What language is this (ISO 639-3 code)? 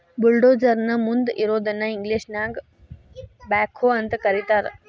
kan